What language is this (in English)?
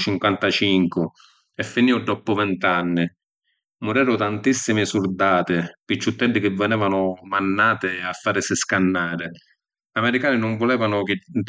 Sicilian